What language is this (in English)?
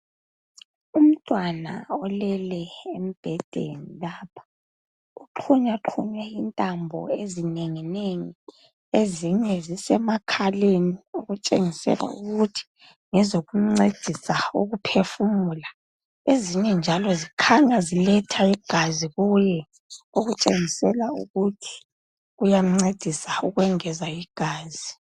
North Ndebele